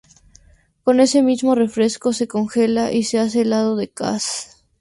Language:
Spanish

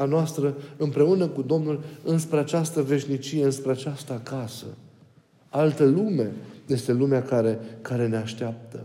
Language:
Romanian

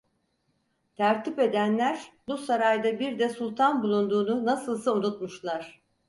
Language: Turkish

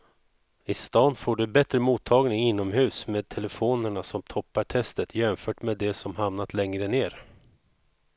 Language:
Swedish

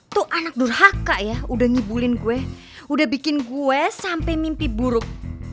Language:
Indonesian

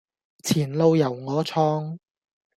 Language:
Cantonese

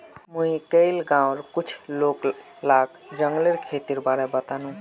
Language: Magahi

